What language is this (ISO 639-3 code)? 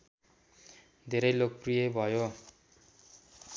nep